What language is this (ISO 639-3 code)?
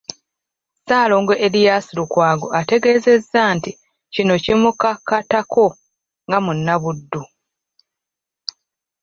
lug